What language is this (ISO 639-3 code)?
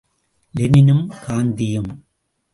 tam